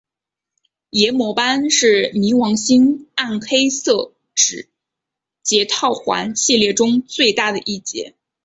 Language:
Chinese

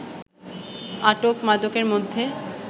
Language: Bangla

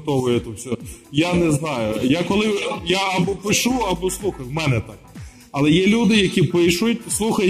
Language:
Ukrainian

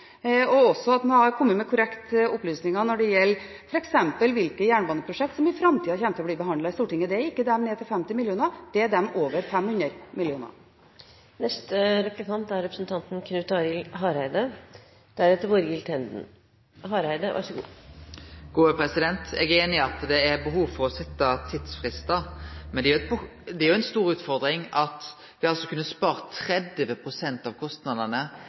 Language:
Norwegian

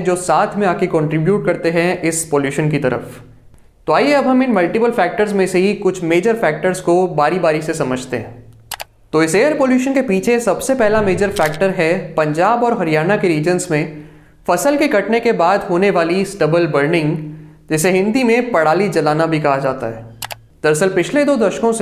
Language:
Hindi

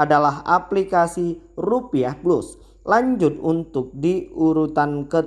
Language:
Indonesian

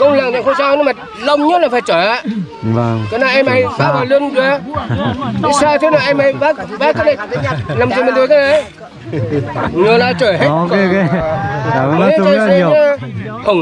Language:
Vietnamese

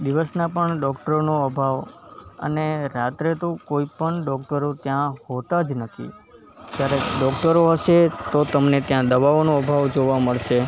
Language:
Gujarati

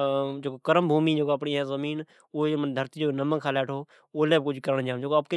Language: Od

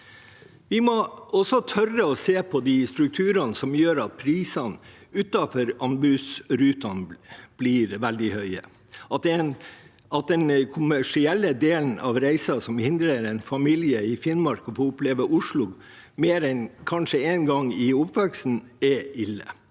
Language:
Norwegian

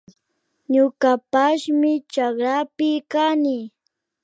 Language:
Imbabura Highland Quichua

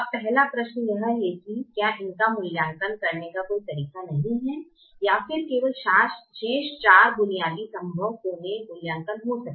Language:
Hindi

